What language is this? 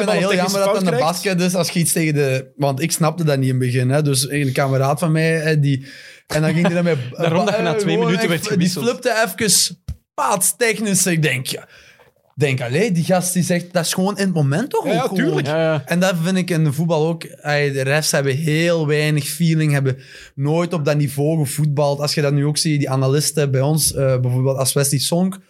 Dutch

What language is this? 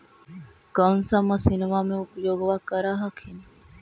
Magahi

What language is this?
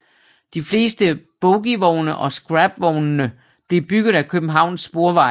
Danish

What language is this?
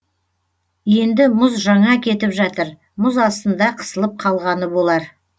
Kazakh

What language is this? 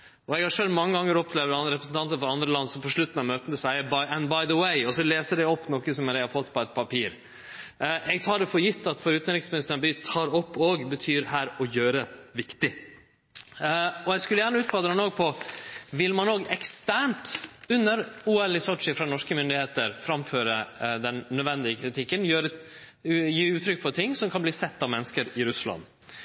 Norwegian Nynorsk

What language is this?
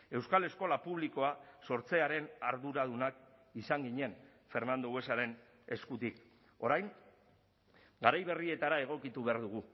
Basque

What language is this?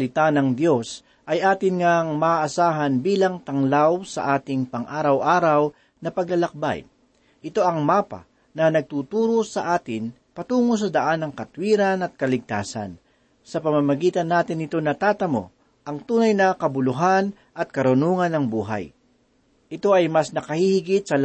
Filipino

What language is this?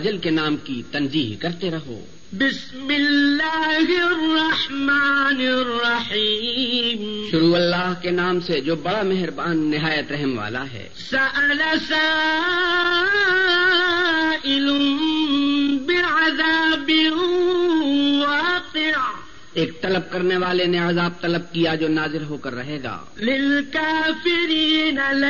Urdu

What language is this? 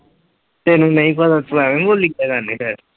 Punjabi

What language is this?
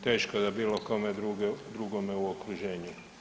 Croatian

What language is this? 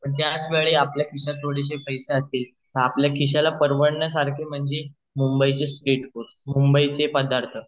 Marathi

